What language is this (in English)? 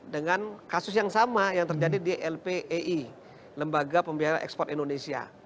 Indonesian